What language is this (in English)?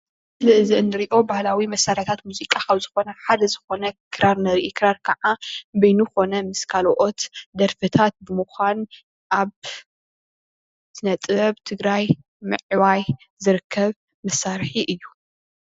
Tigrinya